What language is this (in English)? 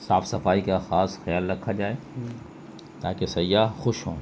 Urdu